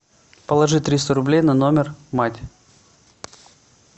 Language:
Russian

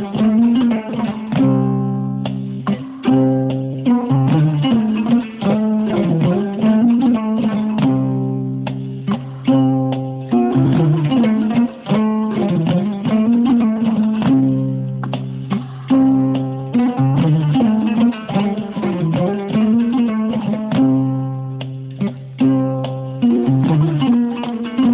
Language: Fula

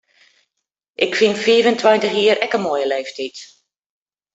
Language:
Western Frisian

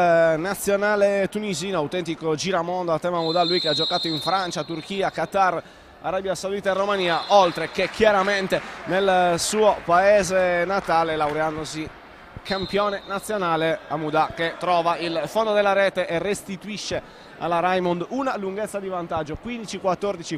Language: Italian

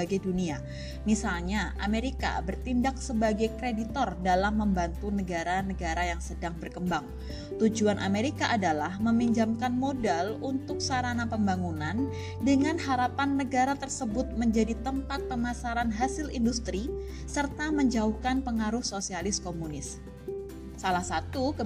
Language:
Indonesian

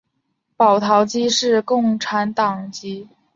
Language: Chinese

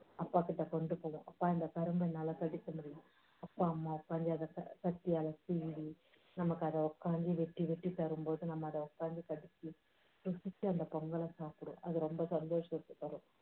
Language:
Tamil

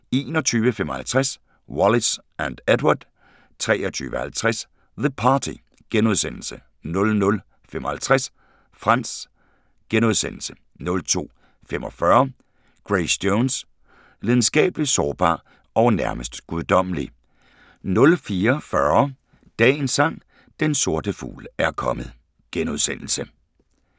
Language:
Danish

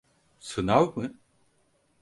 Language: Turkish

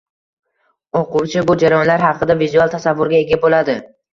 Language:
Uzbek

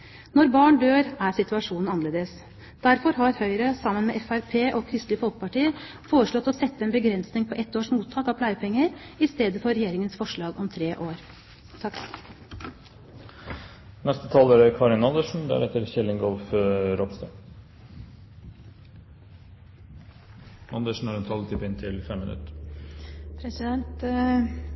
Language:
Norwegian Bokmål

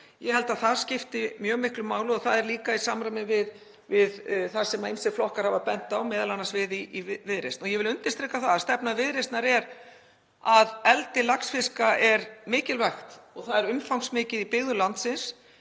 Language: Icelandic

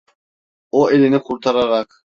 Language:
Turkish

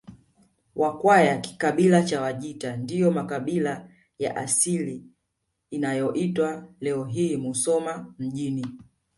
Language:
Swahili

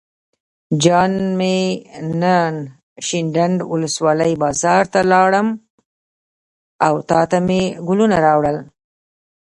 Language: Pashto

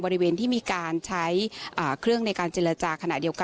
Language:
Thai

